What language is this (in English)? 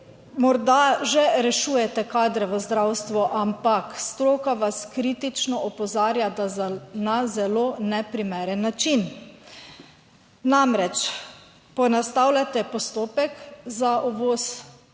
Slovenian